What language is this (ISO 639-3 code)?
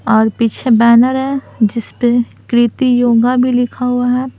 hin